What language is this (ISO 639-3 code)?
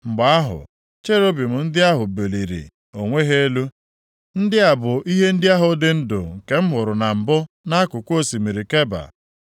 ibo